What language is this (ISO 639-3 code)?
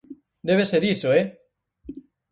glg